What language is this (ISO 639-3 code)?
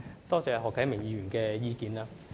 yue